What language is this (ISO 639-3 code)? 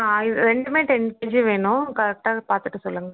tam